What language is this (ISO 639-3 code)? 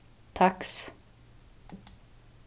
fao